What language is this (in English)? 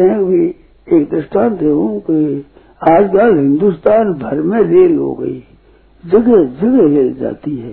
Hindi